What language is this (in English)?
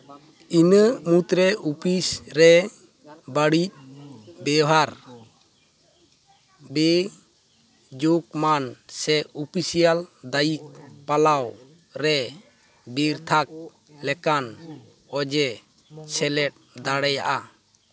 Santali